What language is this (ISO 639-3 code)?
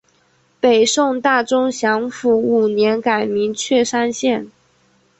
zho